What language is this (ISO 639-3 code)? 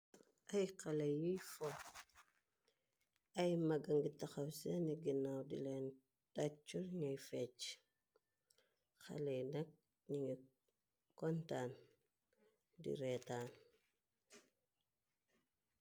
wol